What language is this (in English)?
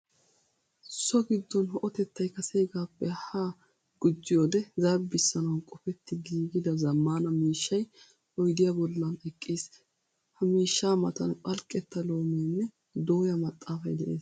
Wolaytta